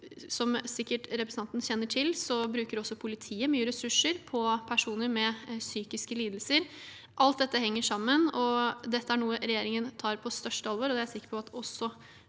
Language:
Norwegian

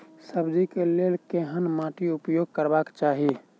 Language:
Maithili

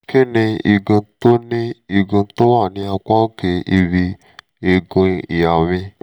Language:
Yoruba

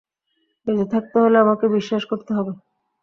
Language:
Bangla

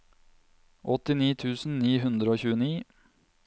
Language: Norwegian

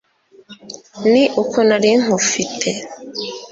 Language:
Kinyarwanda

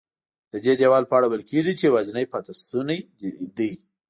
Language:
Pashto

